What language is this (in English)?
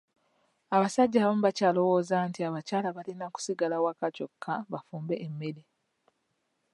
Ganda